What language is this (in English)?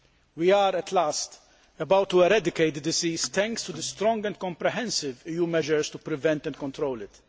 English